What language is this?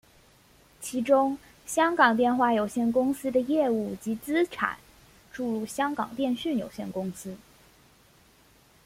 Chinese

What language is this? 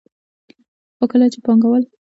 Pashto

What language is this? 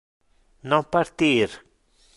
Interlingua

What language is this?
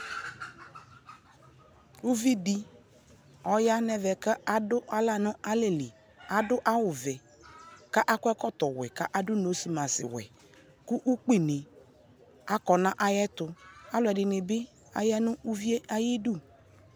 Ikposo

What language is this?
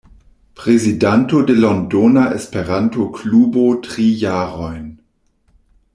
Esperanto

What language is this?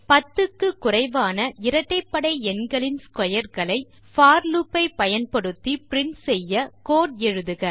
Tamil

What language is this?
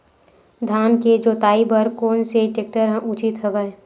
Chhattisgarhi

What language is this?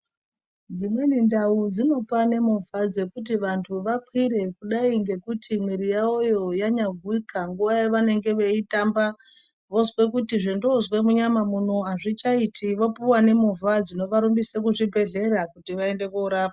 Ndau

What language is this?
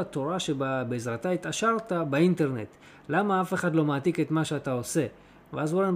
Hebrew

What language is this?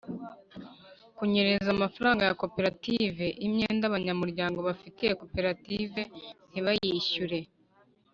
Kinyarwanda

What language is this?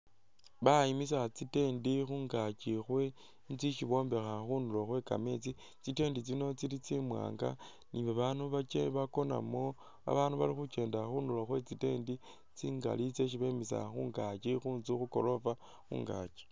Masaaba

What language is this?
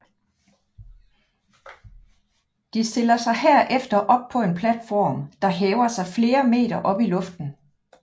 Danish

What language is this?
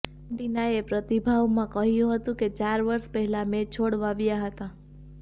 Gujarati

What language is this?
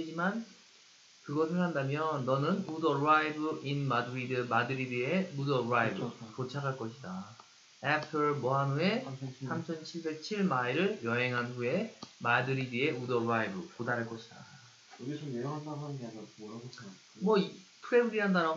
Korean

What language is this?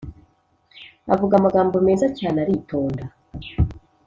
Kinyarwanda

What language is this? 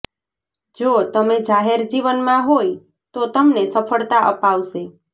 Gujarati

